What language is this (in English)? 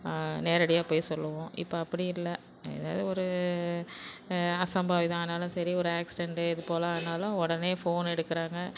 Tamil